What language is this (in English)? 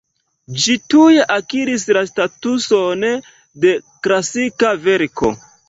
Esperanto